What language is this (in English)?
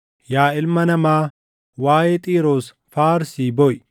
Oromo